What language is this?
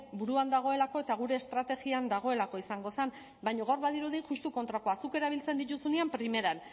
Basque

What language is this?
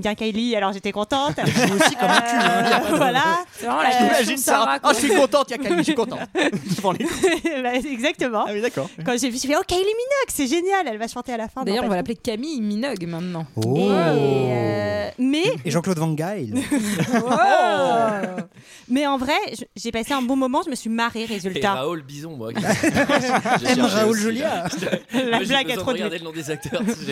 French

